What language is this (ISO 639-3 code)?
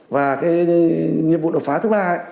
vie